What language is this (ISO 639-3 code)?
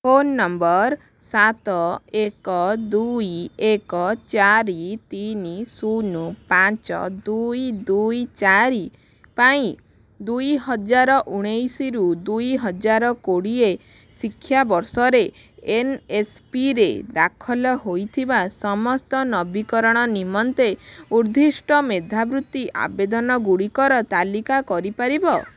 ori